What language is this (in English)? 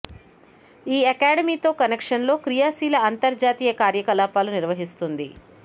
Telugu